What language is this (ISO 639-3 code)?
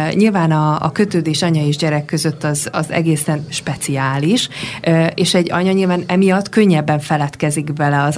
hun